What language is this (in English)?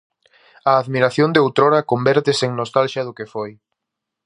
Galician